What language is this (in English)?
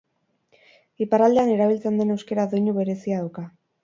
Basque